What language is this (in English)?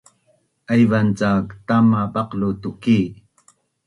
Bunun